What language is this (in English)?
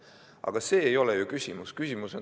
Estonian